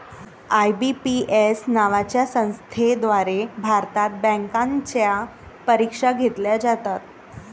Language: Marathi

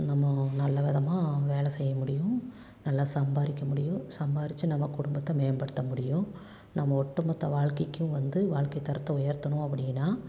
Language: Tamil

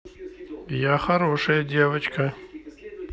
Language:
Russian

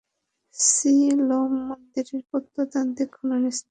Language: Bangla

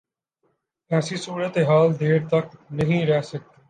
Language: Urdu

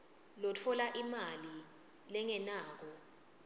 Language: Swati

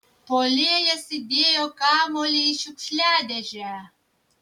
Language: Lithuanian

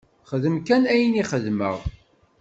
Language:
Kabyle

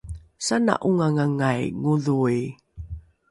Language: Rukai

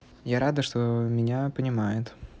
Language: Russian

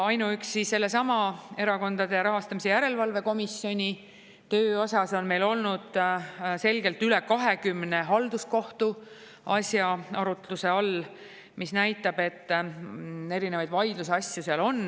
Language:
Estonian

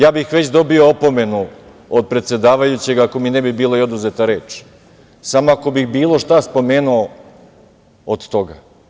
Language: Serbian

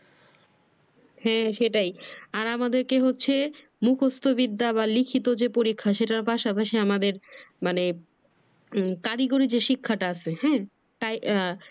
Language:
Bangla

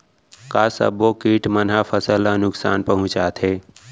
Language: Chhattisgarhi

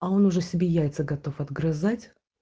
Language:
Russian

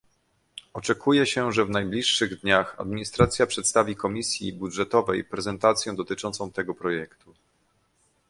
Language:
Polish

